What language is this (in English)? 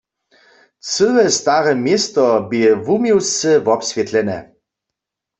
Upper Sorbian